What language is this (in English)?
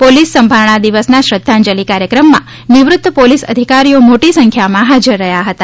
Gujarati